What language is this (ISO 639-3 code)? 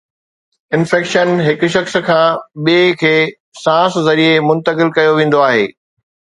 snd